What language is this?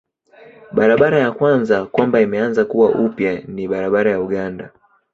Swahili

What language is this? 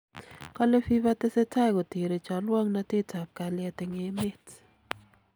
Kalenjin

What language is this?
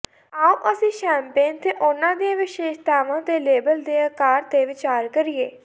Punjabi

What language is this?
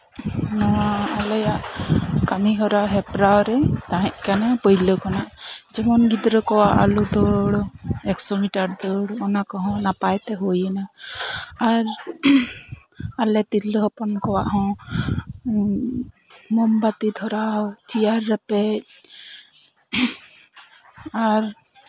Santali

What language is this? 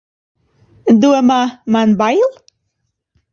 Latvian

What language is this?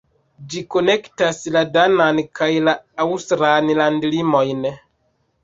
Esperanto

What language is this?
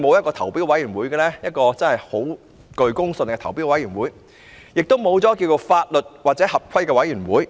Cantonese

